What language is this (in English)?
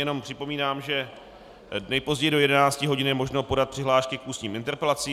Czech